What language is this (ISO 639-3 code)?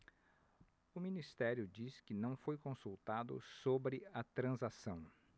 por